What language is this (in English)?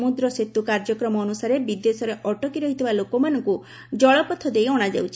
Odia